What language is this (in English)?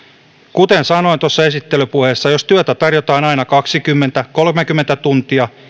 Finnish